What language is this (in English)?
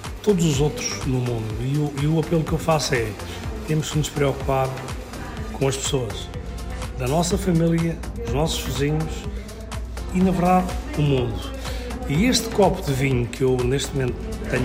Portuguese